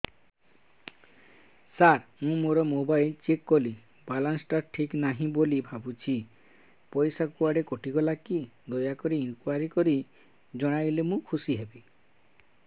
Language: Odia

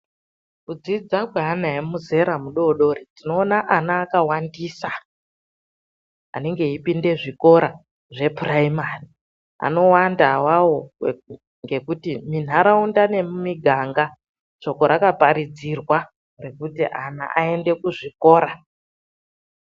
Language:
Ndau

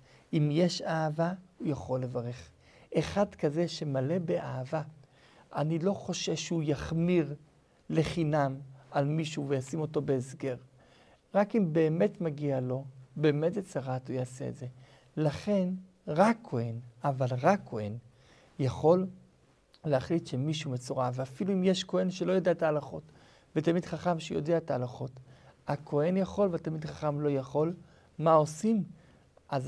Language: Hebrew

